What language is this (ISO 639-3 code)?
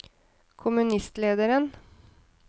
nor